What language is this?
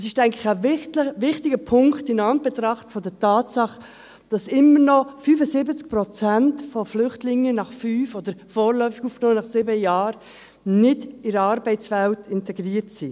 Swiss German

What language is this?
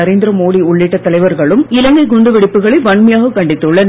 Tamil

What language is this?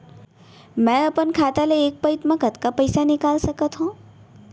Chhattisgarhi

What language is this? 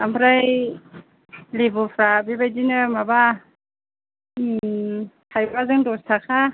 Bodo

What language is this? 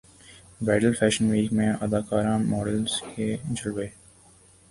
Urdu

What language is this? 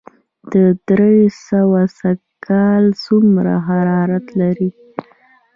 Pashto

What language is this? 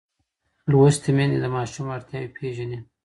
Pashto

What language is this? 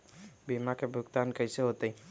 Magahi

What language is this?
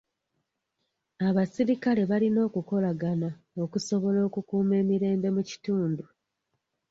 Ganda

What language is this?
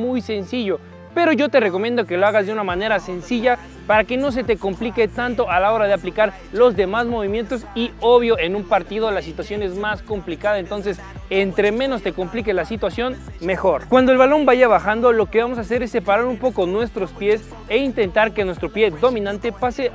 Spanish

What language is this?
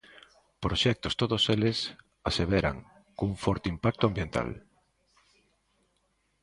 Galician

